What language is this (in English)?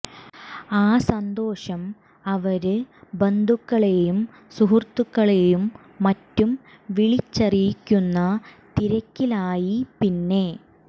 Malayalam